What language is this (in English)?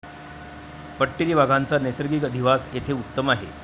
Marathi